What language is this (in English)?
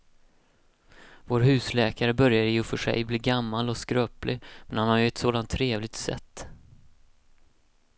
Swedish